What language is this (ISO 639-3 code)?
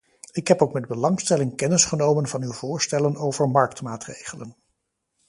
nld